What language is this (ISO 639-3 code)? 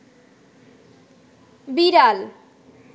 ben